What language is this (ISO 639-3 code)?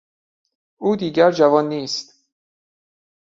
fas